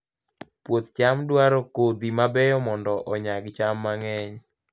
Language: Luo (Kenya and Tanzania)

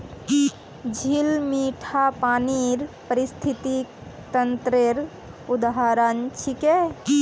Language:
Magahi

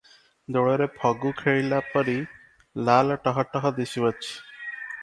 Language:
Odia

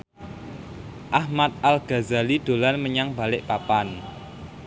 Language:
Javanese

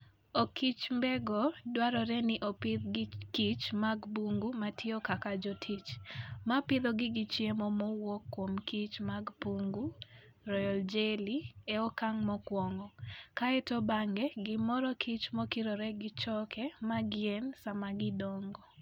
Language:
Luo (Kenya and Tanzania)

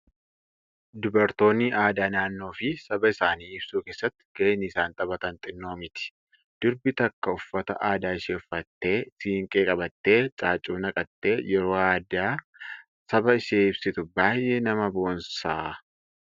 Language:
Oromo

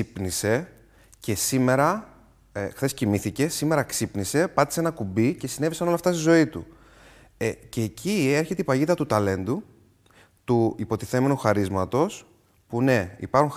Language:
Greek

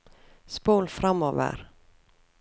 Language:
Norwegian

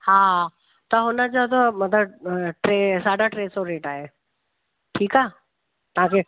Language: Sindhi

